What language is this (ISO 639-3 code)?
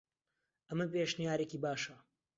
ckb